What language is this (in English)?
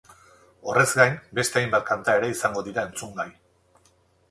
Basque